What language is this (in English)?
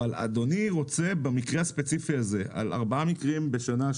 Hebrew